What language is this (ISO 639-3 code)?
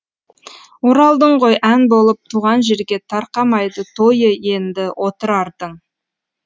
kaz